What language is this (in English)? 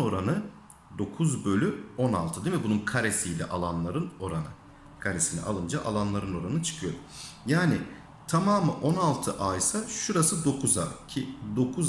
Turkish